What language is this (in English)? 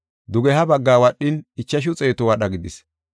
Gofa